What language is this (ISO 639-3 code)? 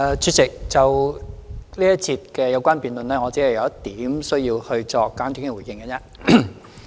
yue